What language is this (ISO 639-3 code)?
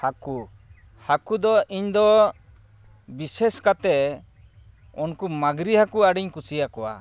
sat